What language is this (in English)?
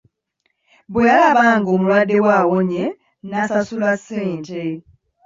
Ganda